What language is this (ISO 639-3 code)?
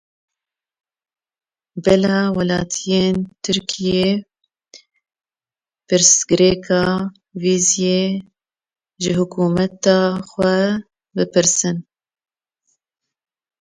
kur